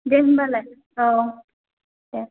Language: Bodo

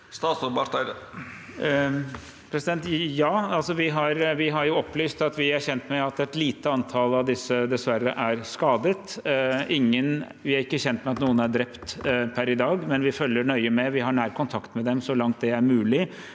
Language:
Norwegian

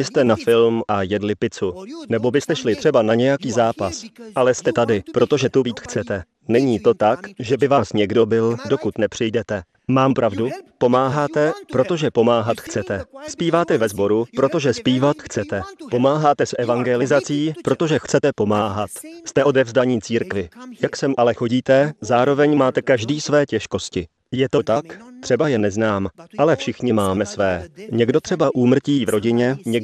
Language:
Czech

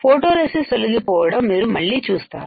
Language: Telugu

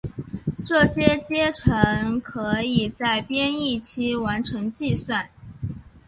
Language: Chinese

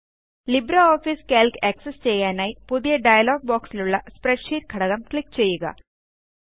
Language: Malayalam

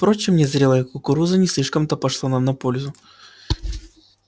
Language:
Russian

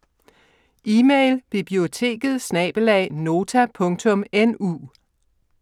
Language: Danish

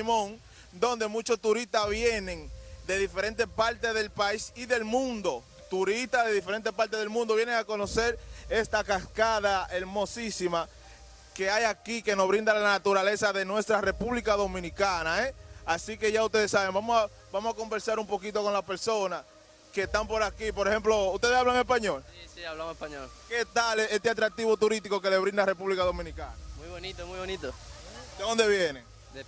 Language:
Spanish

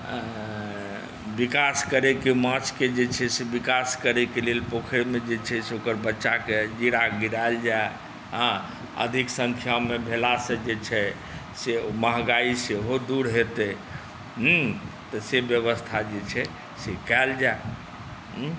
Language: Maithili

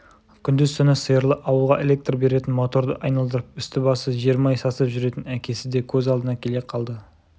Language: Kazakh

